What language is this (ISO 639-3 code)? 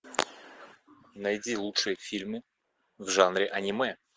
rus